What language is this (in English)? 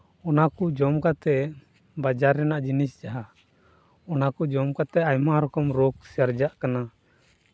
Santali